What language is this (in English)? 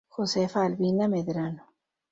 Spanish